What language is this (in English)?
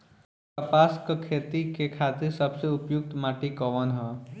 Bhojpuri